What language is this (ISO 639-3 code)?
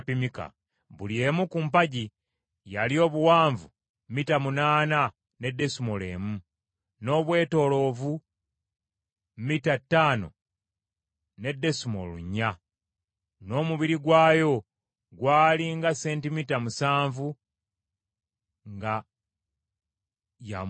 lug